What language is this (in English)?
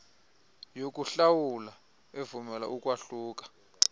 Xhosa